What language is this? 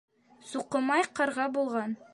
Bashkir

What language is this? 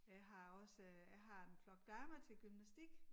Danish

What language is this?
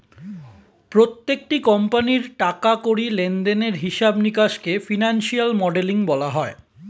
Bangla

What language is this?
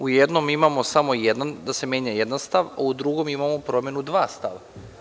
Serbian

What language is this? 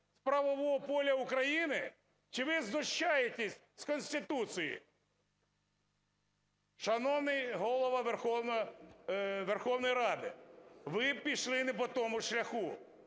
Ukrainian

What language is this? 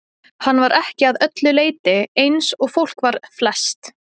Icelandic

